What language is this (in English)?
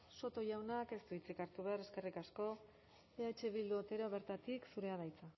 Basque